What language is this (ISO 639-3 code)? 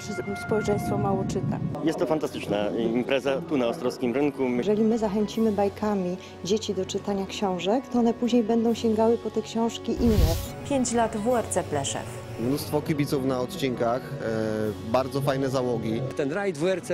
pol